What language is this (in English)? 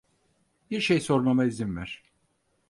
Turkish